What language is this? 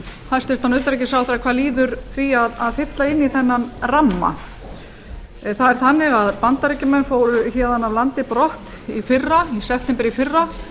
Icelandic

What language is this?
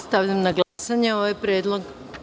Serbian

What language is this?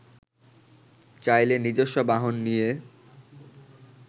Bangla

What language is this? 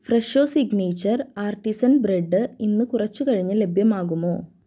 Malayalam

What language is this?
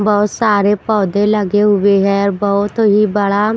Hindi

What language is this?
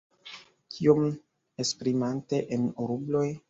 Esperanto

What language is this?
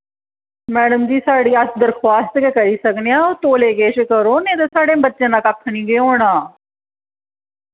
Dogri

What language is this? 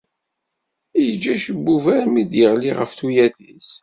Kabyle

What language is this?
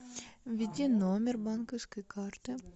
Russian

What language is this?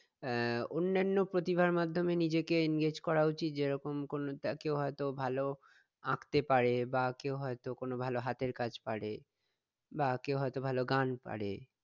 Bangla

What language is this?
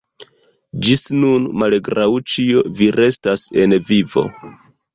Esperanto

